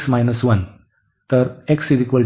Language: Marathi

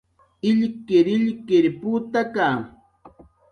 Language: Jaqaru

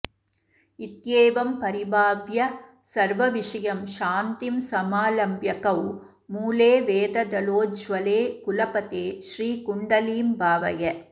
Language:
Sanskrit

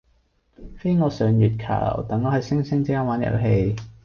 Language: Cantonese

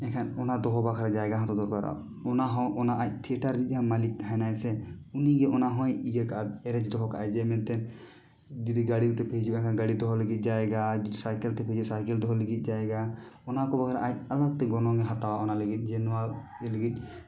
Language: Santali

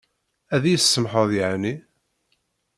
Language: Kabyle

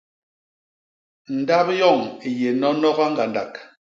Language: Basaa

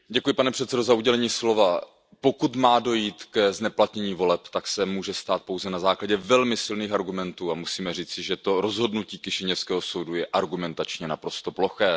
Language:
Czech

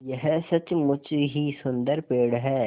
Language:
Hindi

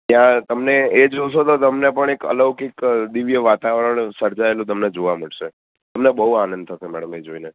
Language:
Gujarati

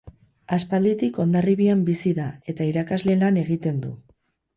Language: Basque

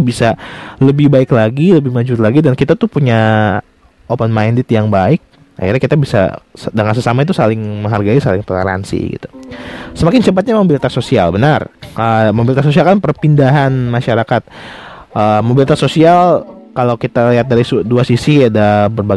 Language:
Indonesian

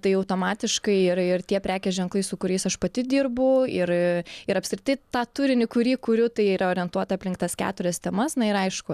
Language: Lithuanian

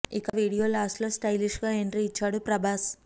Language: Telugu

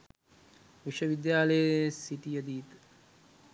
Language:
Sinhala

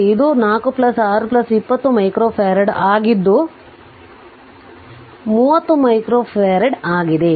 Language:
Kannada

